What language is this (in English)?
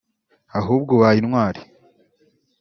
Kinyarwanda